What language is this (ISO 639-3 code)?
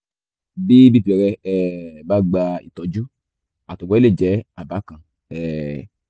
yor